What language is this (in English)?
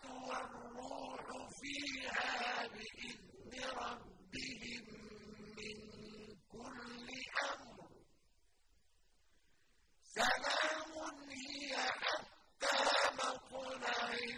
Arabic